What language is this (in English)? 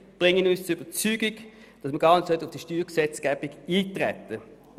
Swiss German